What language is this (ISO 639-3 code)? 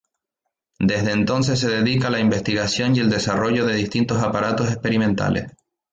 spa